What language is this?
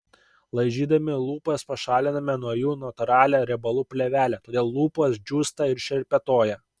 Lithuanian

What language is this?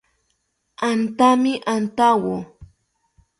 South Ucayali Ashéninka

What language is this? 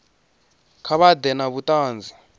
Venda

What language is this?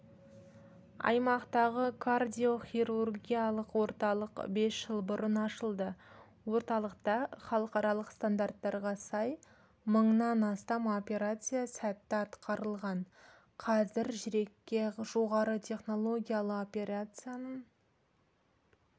Kazakh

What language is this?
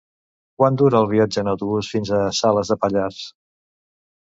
Catalan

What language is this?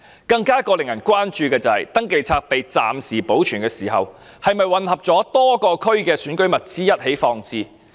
Cantonese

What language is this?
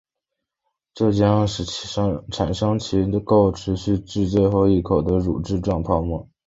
Chinese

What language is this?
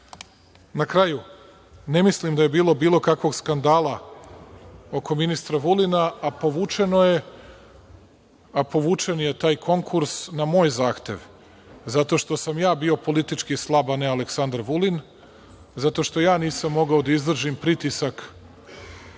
Serbian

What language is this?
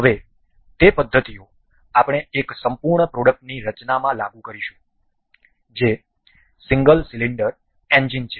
Gujarati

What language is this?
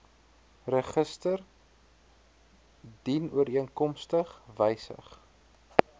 Afrikaans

